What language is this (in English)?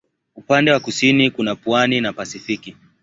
Swahili